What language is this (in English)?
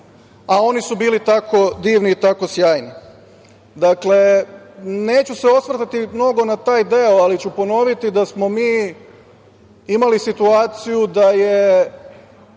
Serbian